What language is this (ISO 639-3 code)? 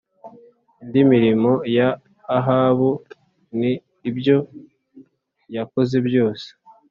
kin